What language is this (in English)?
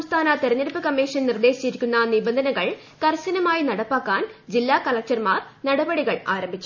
Malayalam